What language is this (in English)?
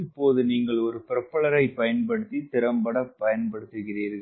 Tamil